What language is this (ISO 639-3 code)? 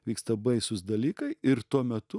lit